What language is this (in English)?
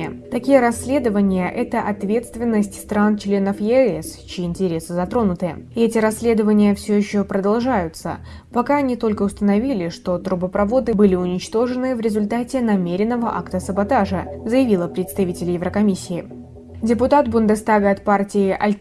Russian